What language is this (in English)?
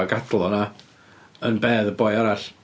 Welsh